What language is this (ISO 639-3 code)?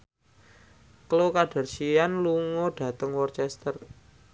jav